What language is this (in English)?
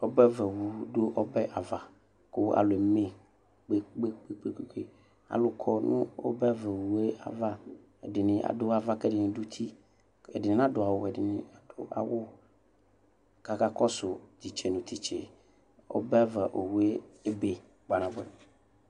Ikposo